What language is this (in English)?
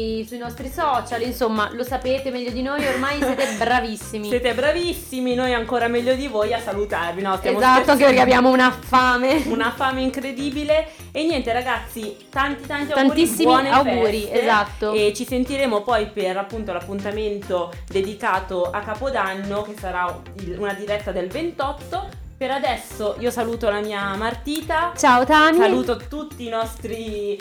Italian